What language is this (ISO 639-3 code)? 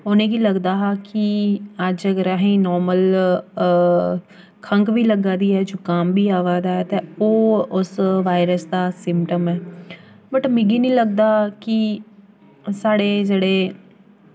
doi